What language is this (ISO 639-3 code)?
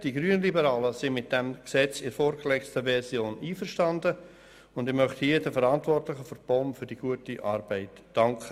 gsw